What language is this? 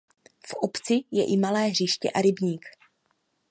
Czech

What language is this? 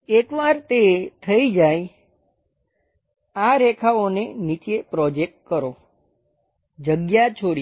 Gujarati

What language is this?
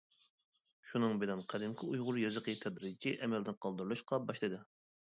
Uyghur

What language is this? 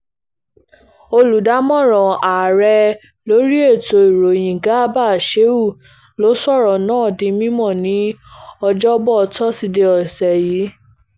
Yoruba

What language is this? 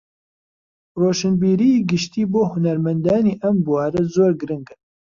Central Kurdish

